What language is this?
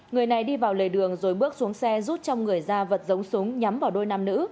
Vietnamese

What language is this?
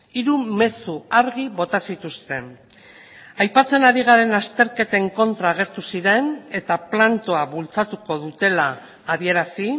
Basque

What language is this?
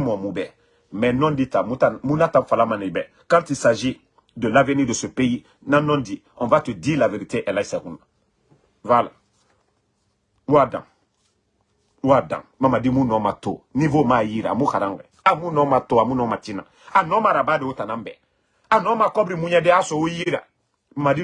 French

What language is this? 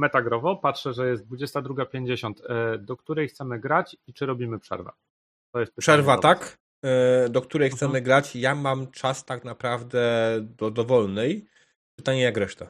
Polish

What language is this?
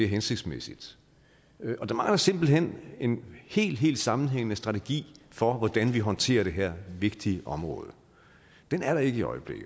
Danish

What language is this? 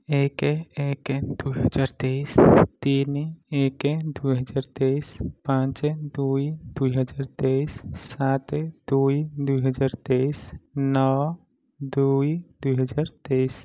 Odia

